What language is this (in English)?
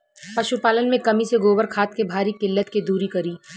Bhojpuri